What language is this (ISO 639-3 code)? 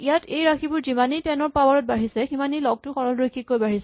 asm